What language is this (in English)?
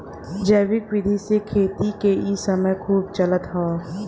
Bhojpuri